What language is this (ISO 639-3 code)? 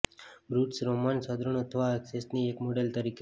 guj